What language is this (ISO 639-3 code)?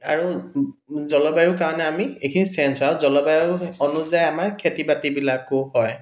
asm